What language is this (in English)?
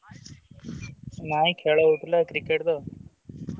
Odia